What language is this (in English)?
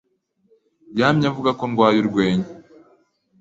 Kinyarwanda